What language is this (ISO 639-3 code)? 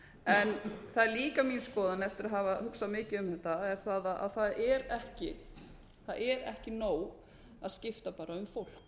isl